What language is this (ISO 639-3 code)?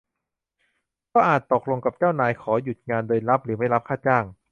tha